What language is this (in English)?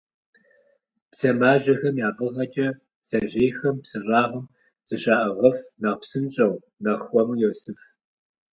Kabardian